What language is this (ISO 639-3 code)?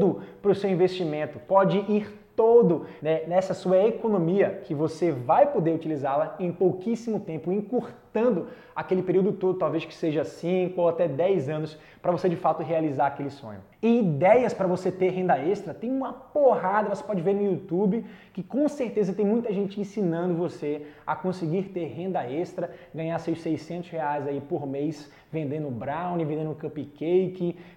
por